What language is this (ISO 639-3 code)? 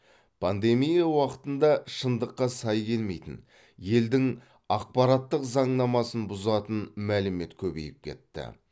kaz